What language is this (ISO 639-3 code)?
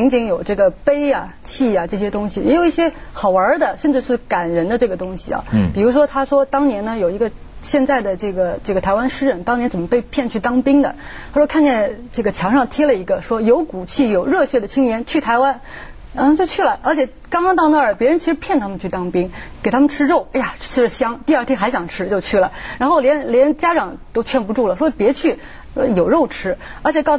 zho